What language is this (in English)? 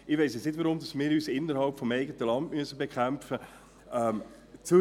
Swiss German